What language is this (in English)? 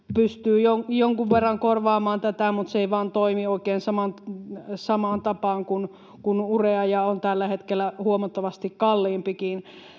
Finnish